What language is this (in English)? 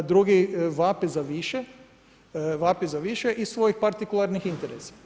Croatian